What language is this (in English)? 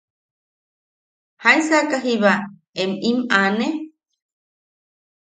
Yaqui